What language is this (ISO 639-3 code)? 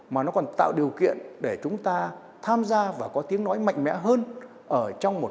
vie